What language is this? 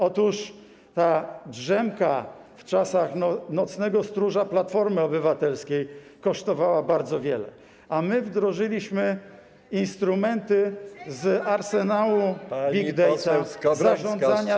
Polish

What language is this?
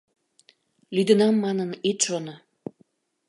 Mari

